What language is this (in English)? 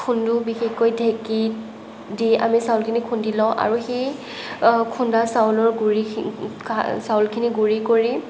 Assamese